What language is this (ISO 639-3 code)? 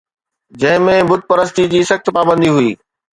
snd